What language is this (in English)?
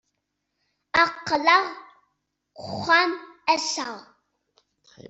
Kabyle